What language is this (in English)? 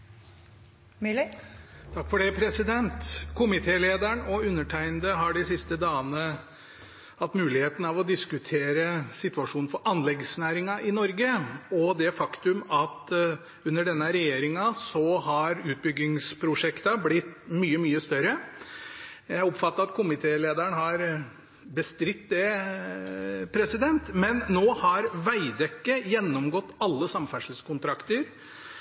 Norwegian Bokmål